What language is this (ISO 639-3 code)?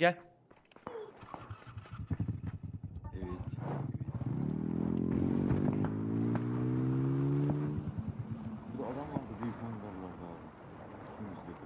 tur